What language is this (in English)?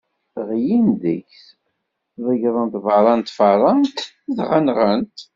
Kabyle